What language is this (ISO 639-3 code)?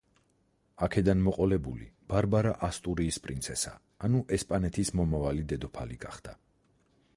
kat